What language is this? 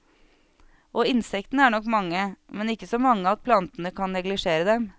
Norwegian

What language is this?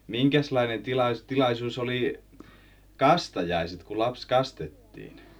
Finnish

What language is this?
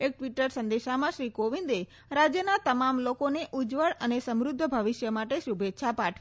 Gujarati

